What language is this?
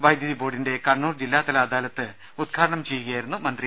Malayalam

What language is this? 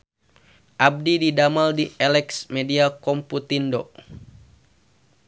Sundanese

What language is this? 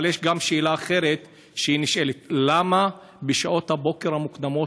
Hebrew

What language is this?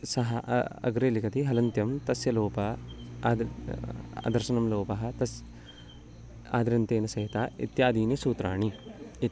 Sanskrit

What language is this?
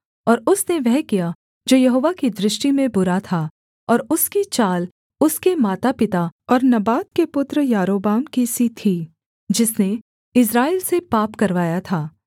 Hindi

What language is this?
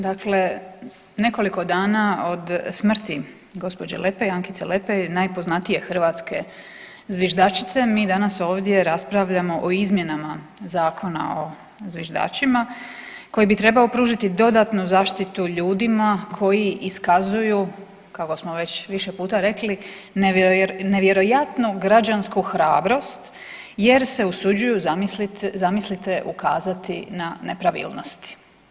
Croatian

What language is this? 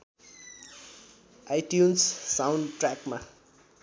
Nepali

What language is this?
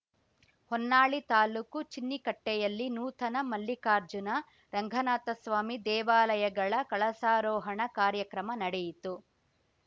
Kannada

